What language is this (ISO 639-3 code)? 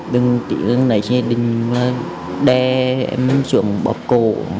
vie